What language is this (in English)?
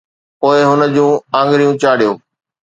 Sindhi